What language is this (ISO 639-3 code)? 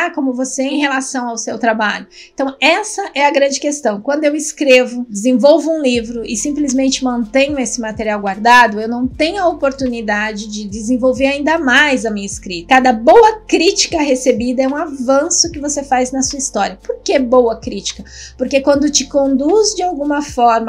por